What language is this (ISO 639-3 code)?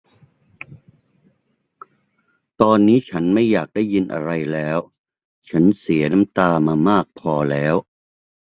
tha